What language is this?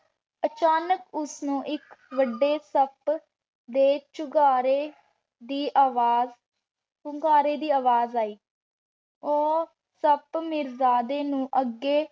Punjabi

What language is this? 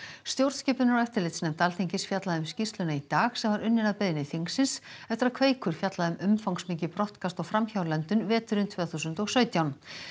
Icelandic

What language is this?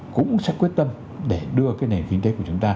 Vietnamese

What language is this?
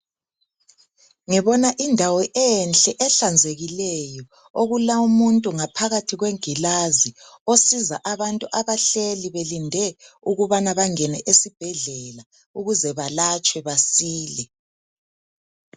North Ndebele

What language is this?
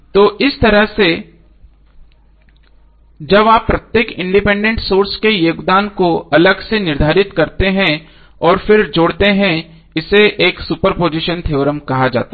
Hindi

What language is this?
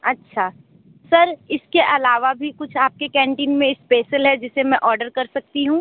Hindi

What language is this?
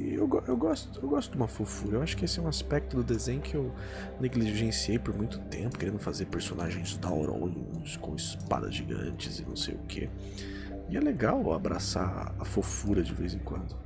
Portuguese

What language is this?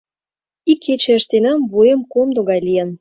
Mari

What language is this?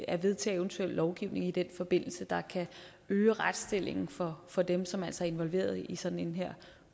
Danish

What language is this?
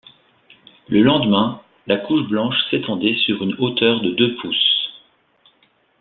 French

